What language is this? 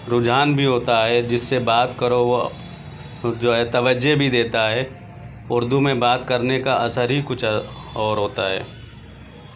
Urdu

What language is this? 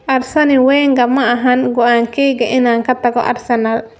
Somali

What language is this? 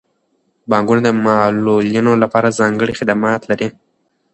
Pashto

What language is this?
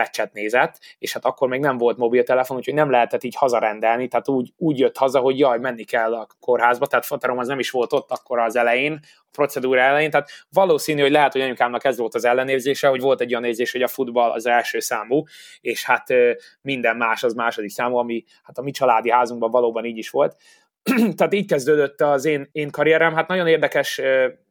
Hungarian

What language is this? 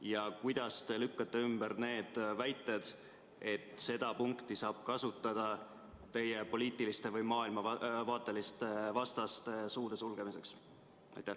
Estonian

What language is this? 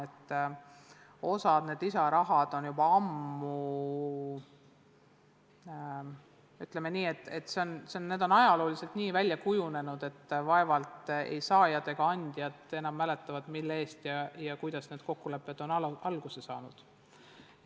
Estonian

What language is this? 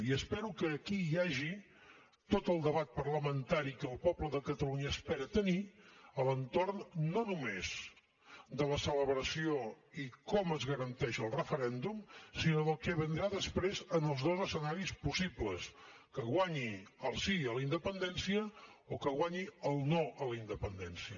Catalan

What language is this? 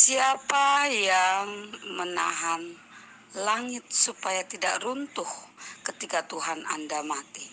Indonesian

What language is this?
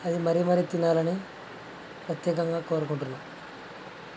Telugu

